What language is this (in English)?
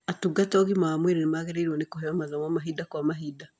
Kikuyu